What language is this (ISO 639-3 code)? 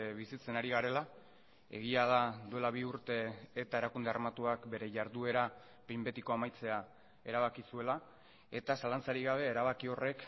eus